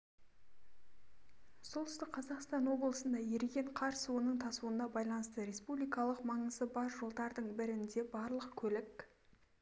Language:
Kazakh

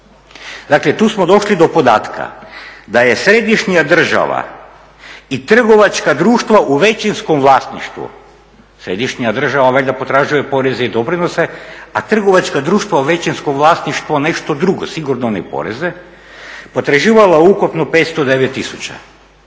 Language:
Croatian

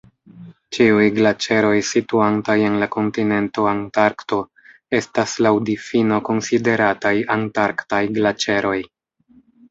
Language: Esperanto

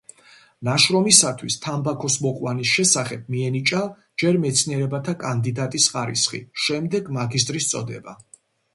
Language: Georgian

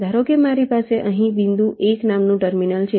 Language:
Gujarati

